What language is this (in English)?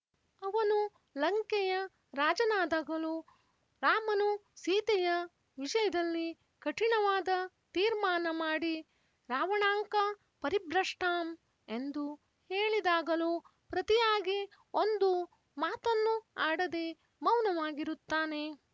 Kannada